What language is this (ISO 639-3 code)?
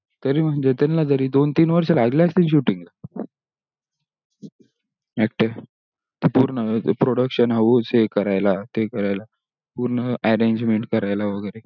mar